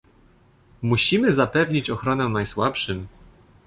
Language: Polish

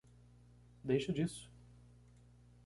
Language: Portuguese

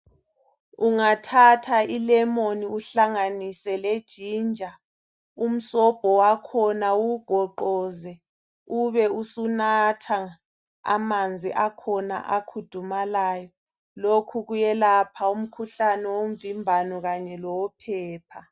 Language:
North Ndebele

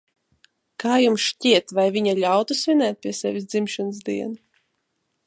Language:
Latvian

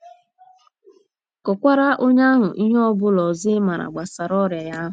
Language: Igbo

